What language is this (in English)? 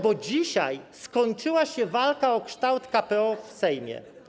Polish